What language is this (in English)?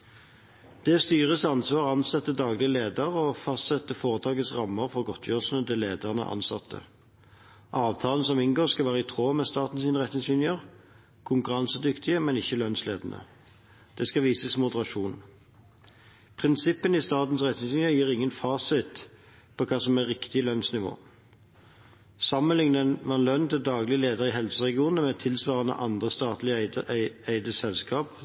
Norwegian Bokmål